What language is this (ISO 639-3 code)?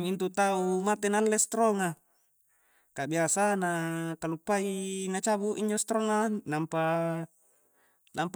kjc